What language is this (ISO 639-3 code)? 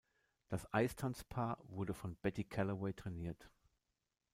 deu